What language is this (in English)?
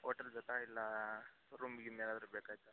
Kannada